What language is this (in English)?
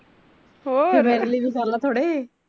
Punjabi